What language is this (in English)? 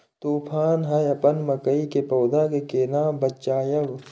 Maithili